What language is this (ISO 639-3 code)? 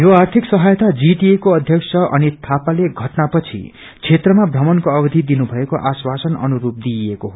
nep